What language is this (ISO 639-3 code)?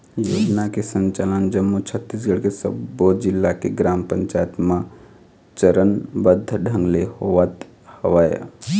hne